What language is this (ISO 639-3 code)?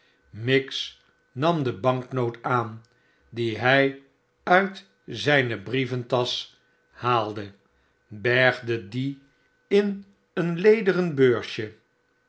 nld